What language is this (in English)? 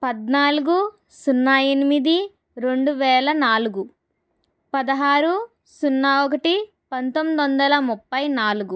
Telugu